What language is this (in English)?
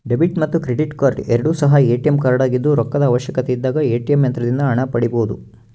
Kannada